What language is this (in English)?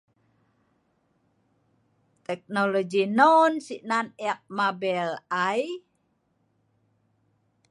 Sa'ban